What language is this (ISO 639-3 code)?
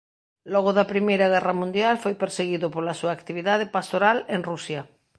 glg